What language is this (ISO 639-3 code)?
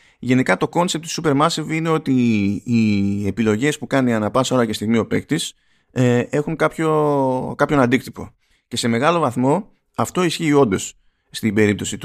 ell